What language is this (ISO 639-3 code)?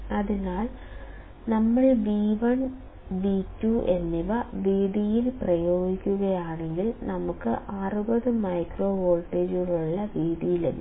mal